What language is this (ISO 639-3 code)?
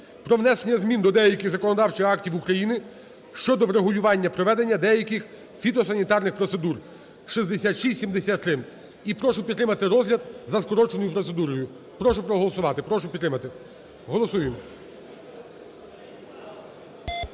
ukr